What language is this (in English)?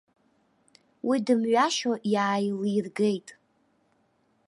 Abkhazian